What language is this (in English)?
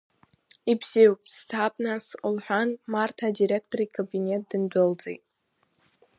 Abkhazian